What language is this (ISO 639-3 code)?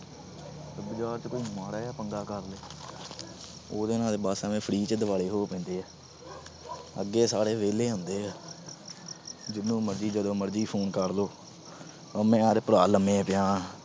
pan